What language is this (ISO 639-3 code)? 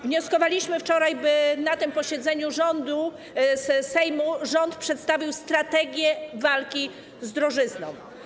pol